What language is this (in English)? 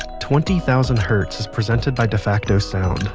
English